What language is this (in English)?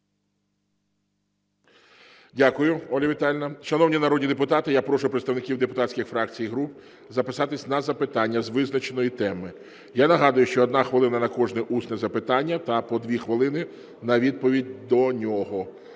Ukrainian